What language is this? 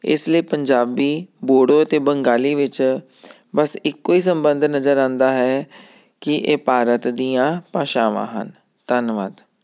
Punjabi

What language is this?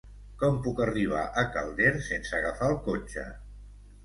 Catalan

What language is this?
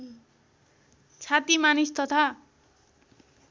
Nepali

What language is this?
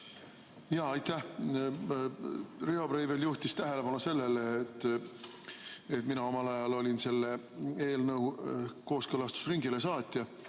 Estonian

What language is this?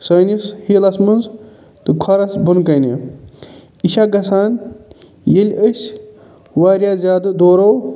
Kashmiri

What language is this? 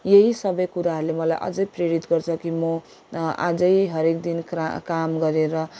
Nepali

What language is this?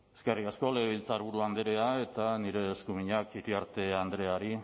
Basque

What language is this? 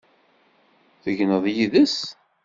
Kabyle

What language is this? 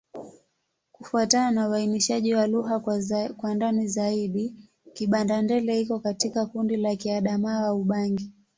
Swahili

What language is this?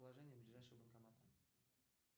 Russian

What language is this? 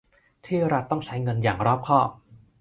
Thai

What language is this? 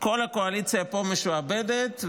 Hebrew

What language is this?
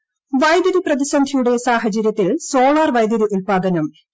Malayalam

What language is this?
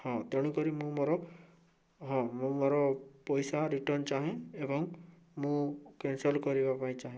Odia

